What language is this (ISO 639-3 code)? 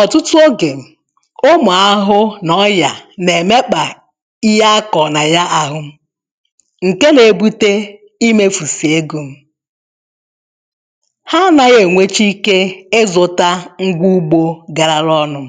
ibo